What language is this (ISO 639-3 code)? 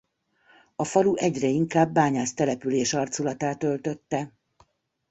hun